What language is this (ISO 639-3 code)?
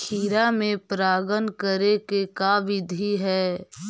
mag